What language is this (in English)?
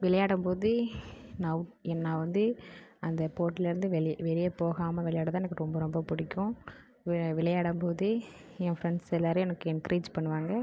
Tamil